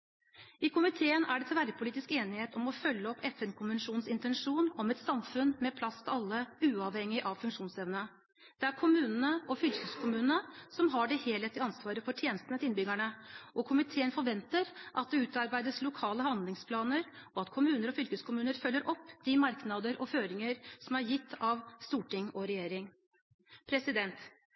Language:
Norwegian Bokmål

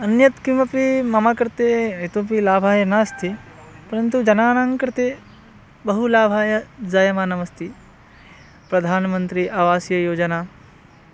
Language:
Sanskrit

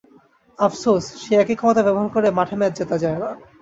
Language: Bangla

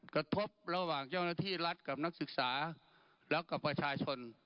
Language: Thai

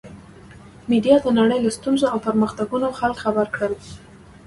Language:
Pashto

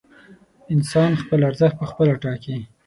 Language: Pashto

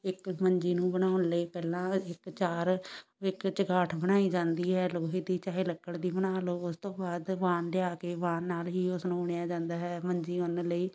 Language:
Punjabi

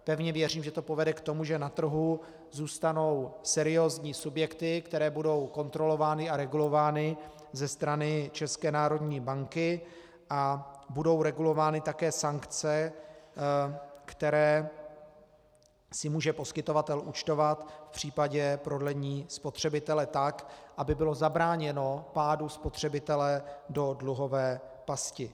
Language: Czech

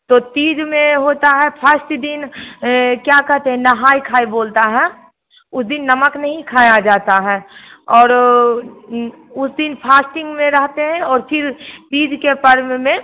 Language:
Hindi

